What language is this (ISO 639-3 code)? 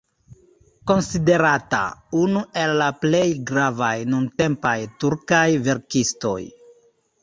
epo